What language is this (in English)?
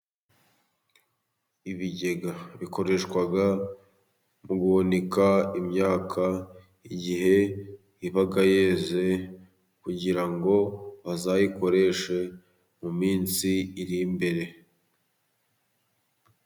Kinyarwanda